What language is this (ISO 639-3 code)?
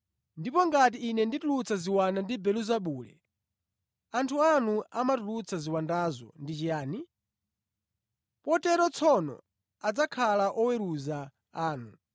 nya